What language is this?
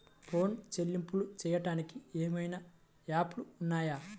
Telugu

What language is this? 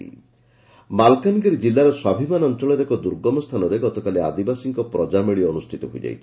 Odia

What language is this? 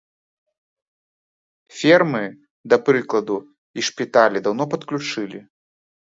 Belarusian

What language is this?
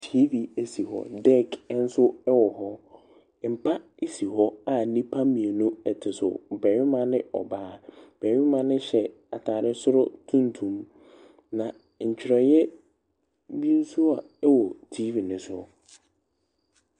Akan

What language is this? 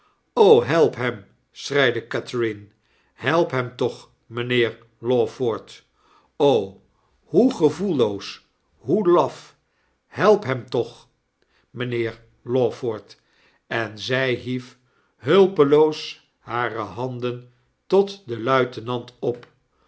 Dutch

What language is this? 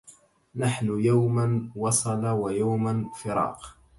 Arabic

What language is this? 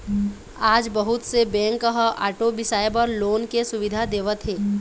Chhattisgarhi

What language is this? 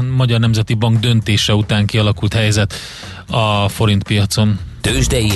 Hungarian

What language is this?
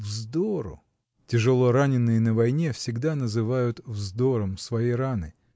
Russian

